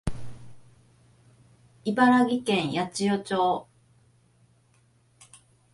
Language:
Japanese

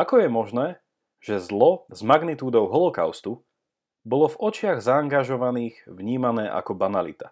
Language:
Slovak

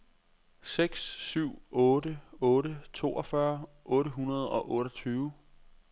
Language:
Danish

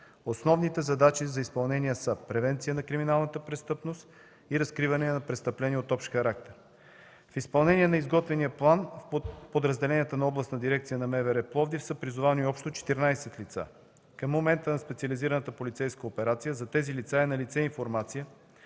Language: Bulgarian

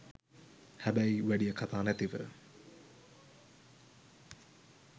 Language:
Sinhala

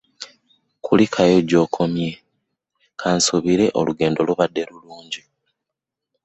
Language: Ganda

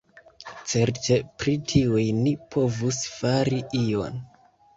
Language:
Esperanto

